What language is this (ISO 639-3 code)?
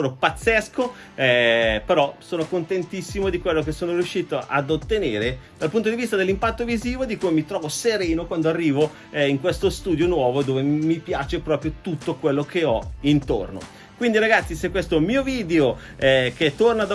ita